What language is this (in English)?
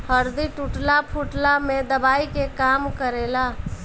Bhojpuri